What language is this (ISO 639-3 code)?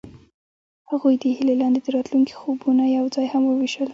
pus